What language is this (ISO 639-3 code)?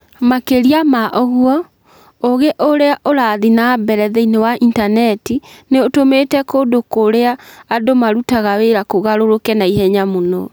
kik